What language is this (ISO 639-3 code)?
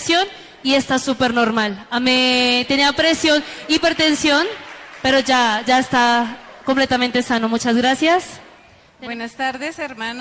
spa